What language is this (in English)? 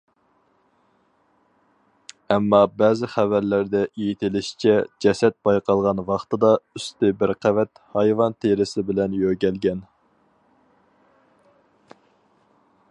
Uyghur